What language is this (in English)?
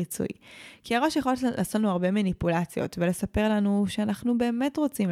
Hebrew